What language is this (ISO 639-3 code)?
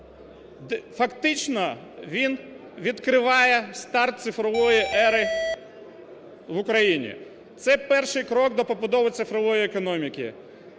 ukr